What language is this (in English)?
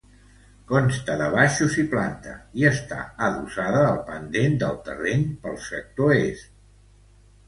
Catalan